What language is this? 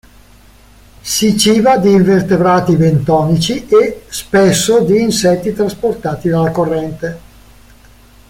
Italian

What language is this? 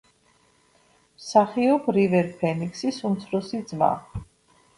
Georgian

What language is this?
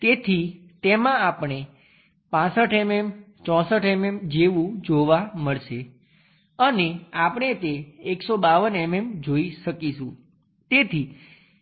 Gujarati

